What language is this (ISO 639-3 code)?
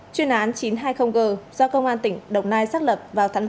vie